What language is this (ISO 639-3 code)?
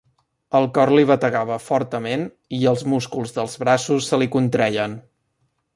cat